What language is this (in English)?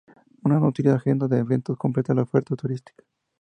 Spanish